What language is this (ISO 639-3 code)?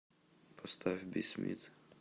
rus